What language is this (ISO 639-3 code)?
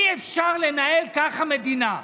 heb